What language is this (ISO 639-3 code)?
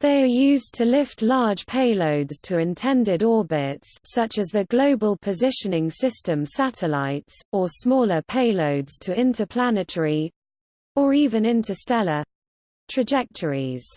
eng